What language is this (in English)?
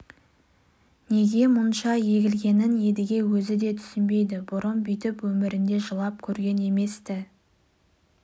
Kazakh